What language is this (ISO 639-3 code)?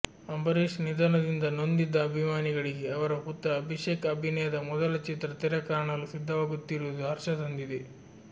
kan